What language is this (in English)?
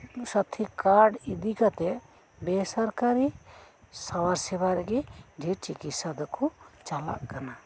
Santali